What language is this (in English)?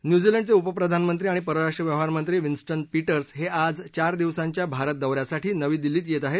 Marathi